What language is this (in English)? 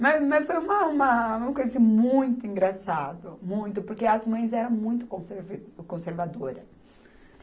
Portuguese